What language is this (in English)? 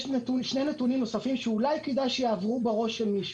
Hebrew